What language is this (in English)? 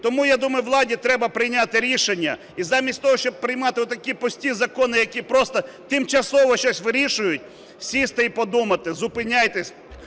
Ukrainian